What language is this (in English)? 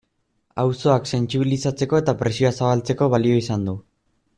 Basque